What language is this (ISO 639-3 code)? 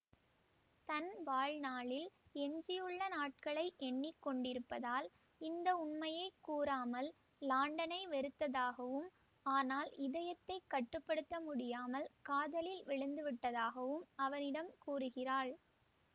tam